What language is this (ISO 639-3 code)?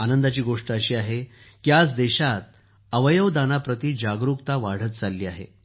mar